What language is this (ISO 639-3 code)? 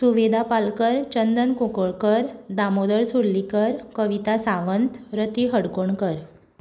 kok